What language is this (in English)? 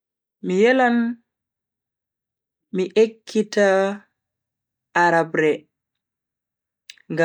Bagirmi Fulfulde